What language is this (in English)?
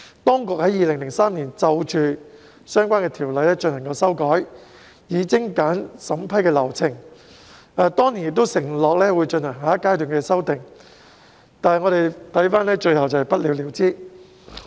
Cantonese